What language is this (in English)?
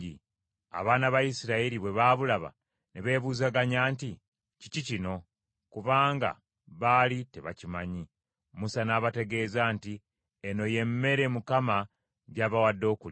Ganda